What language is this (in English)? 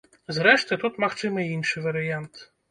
Belarusian